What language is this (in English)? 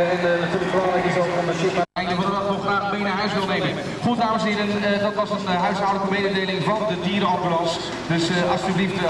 Dutch